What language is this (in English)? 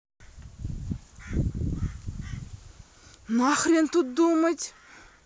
Russian